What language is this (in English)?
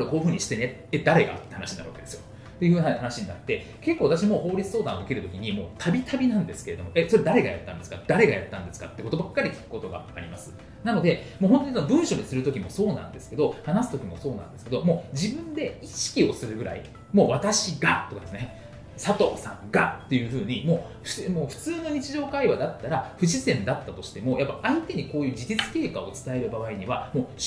Japanese